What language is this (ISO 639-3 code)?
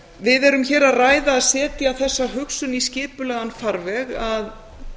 isl